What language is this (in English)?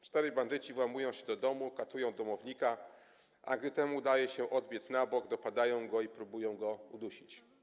Polish